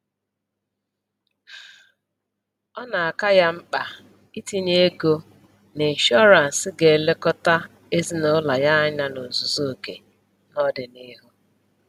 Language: Igbo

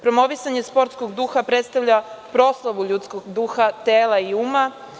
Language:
Serbian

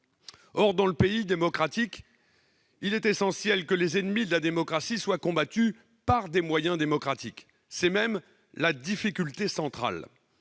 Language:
French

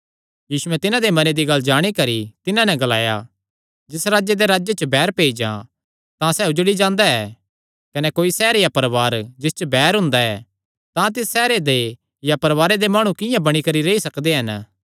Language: Kangri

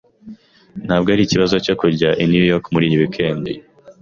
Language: Kinyarwanda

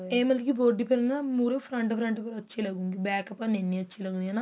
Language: Punjabi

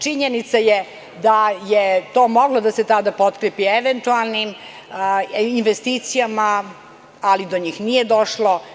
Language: Serbian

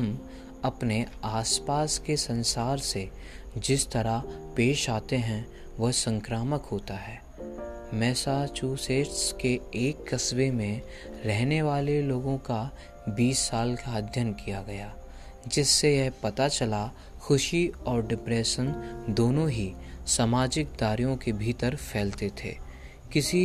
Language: Hindi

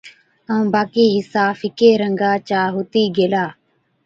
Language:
Od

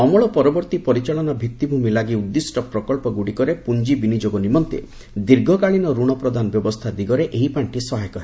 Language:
Odia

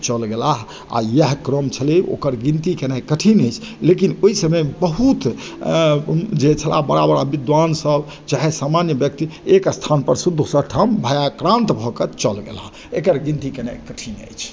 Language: Maithili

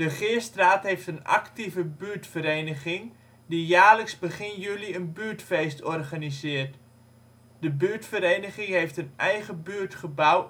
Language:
Dutch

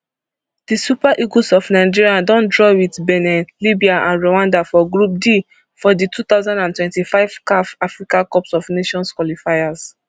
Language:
Nigerian Pidgin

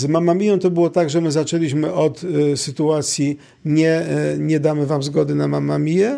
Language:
Polish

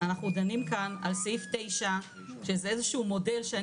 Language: Hebrew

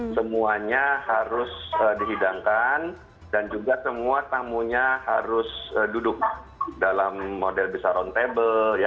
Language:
Indonesian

